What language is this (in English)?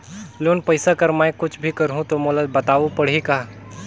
Chhattisgarhi